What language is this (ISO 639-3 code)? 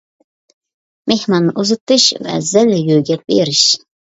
uig